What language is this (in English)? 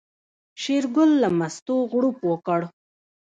Pashto